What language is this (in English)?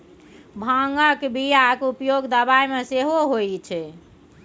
Maithili